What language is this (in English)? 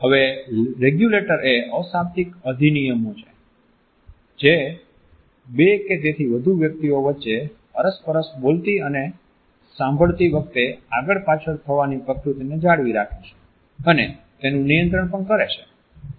Gujarati